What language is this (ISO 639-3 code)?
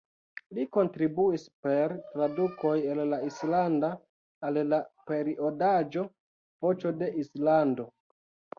epo